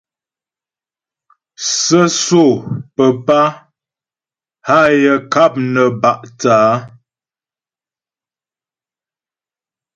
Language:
Ghomala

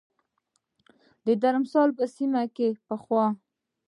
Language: Pashto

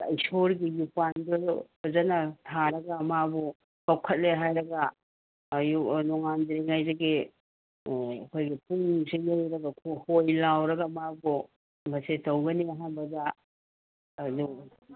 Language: Manipuri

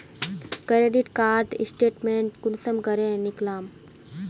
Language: Magahi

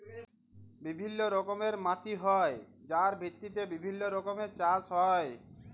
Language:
Bangla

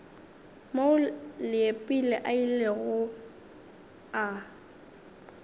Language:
Northern Sotho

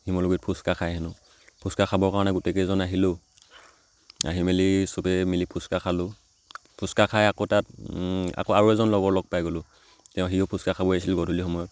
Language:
Assamese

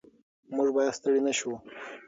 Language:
Pashto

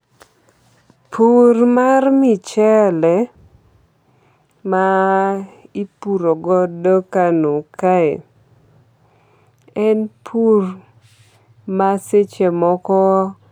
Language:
Luo (Kenya and Tanzania)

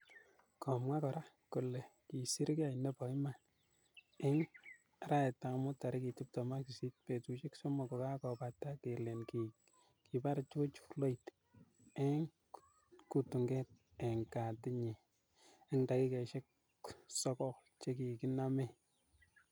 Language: Kalenjin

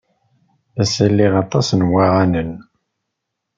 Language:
Kabyle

